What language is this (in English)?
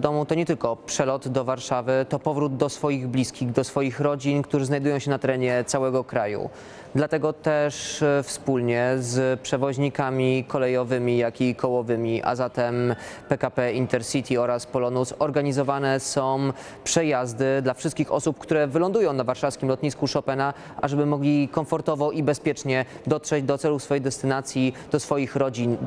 Polish